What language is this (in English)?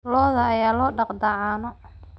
Somali